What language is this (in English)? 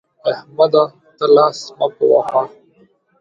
Pashto